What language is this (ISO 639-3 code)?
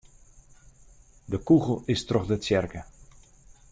fry